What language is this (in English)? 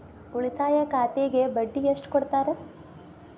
Kannada